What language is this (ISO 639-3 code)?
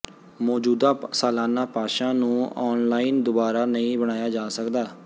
pan